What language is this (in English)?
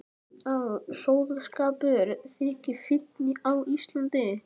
Icelandic